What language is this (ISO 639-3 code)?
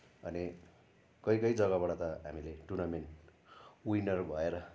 nep